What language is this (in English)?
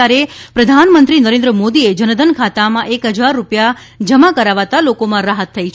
Gujarati